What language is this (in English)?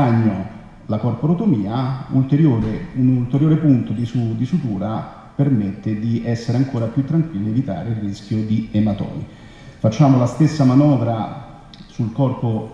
Italian